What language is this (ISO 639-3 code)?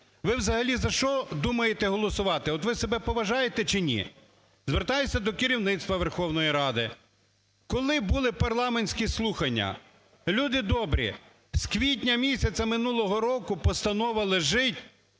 ukr